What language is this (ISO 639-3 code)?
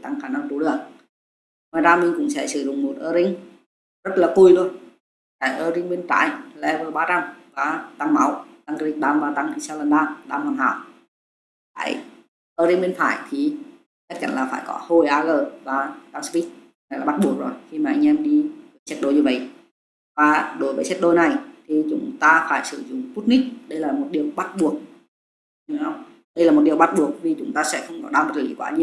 vie